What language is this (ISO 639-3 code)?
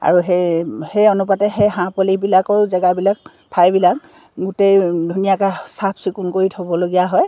asm